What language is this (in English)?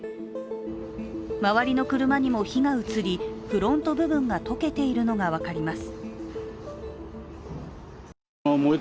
Japanese